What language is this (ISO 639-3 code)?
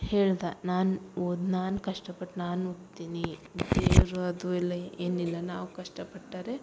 kan